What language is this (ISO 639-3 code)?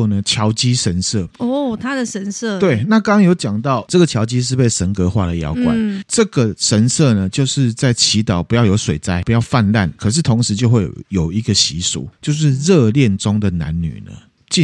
zho